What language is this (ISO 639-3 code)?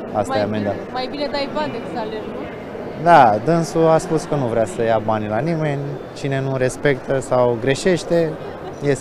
ron